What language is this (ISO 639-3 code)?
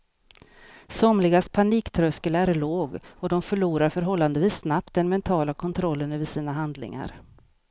swe